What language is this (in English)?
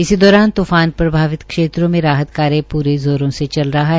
Hindi